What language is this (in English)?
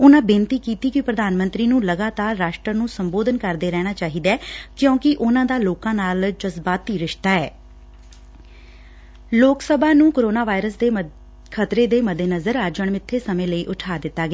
Punjabi